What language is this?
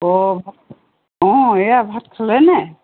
Assamese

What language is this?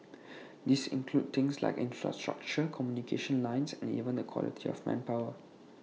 English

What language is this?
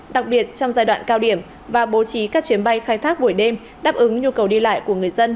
Vietnamese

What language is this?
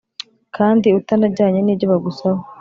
Kinyarwanda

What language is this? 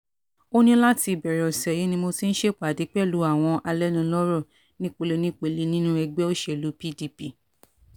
Yoruba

